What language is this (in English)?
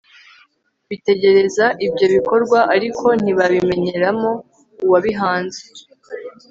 Kinyarwanda